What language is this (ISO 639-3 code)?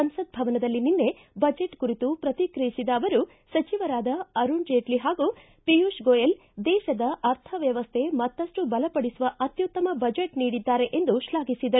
kan